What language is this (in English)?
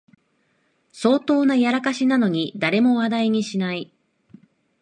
Japanese